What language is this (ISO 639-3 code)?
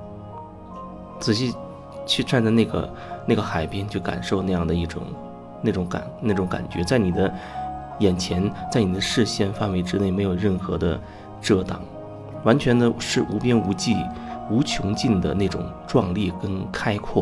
zho